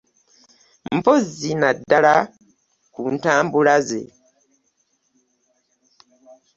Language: Ganda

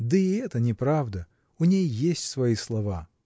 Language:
Russian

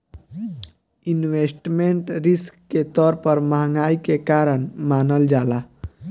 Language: Bhojpuri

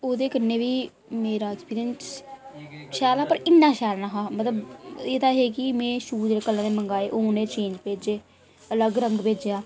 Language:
Dogri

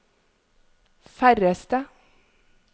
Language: Norwegian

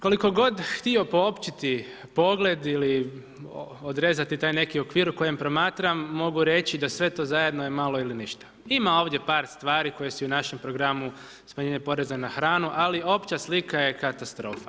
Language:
Croatian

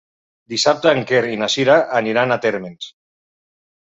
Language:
Catalan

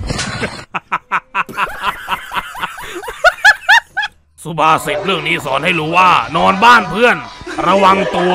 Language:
Thai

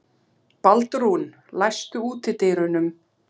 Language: Icelandic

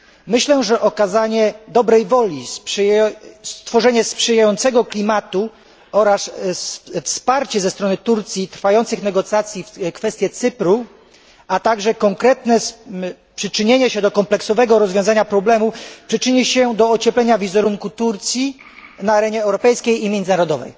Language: Polish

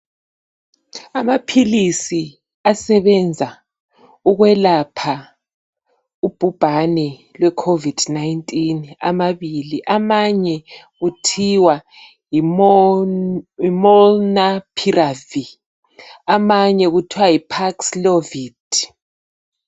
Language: North Ndebele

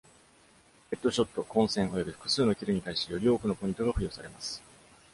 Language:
Japanese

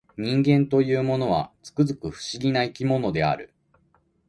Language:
Japanese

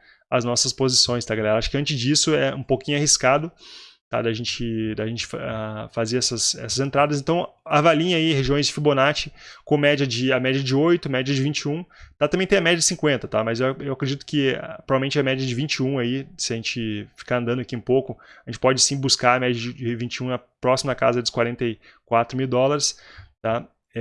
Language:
Portuguese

